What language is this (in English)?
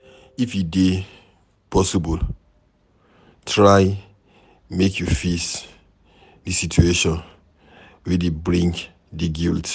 Nigerian Pidgin